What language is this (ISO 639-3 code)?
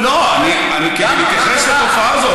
heb